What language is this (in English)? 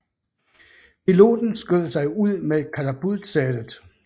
Danish